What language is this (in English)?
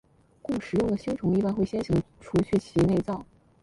Chinese